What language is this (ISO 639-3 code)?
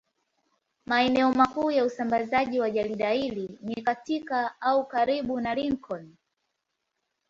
swa